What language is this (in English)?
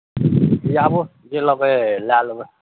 Maithili